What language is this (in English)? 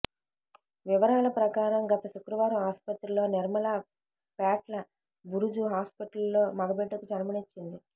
Telugu